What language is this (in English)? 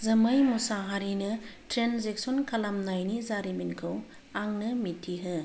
Bodo